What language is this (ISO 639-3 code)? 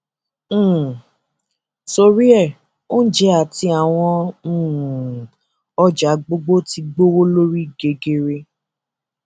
yor